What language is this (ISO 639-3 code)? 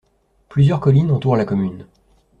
fra